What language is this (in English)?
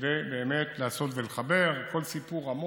Hebrew